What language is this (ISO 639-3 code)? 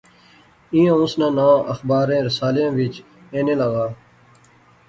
phr